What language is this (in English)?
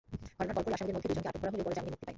Bangla